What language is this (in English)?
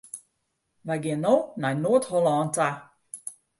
Western Frisian